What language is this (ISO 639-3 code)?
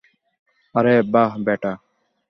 ben